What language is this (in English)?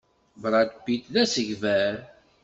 Kabyle